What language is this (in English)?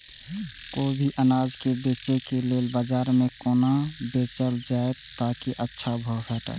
Maithili